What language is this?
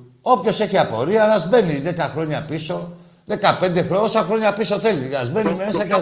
Greek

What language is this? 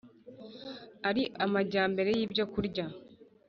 Kinyarwanda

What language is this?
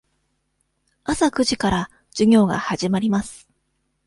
Japanese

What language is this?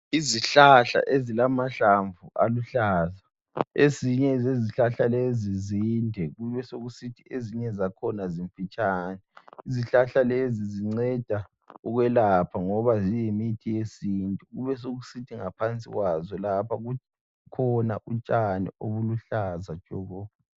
North Ndebele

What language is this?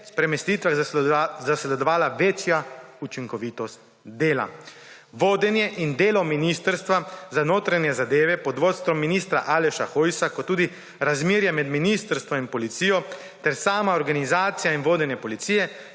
Slovenian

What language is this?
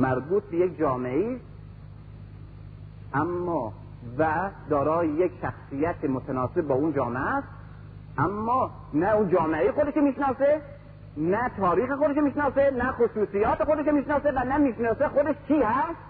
Persian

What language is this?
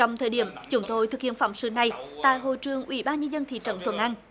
Vietnamese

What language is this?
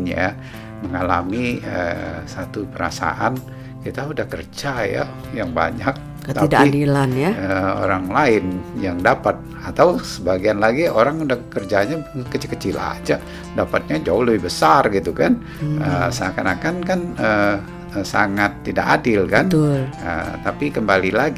Indonesian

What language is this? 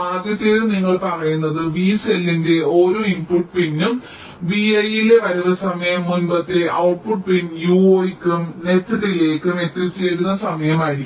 Malayalam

